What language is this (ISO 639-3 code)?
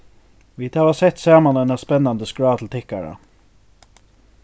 fao